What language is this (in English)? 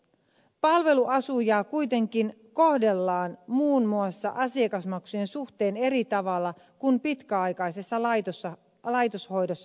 Finnish